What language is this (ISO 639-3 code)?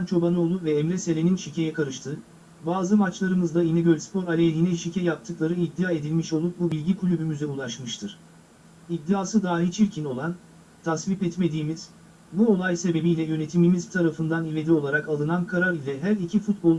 tur